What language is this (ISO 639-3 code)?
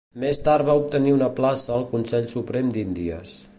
cat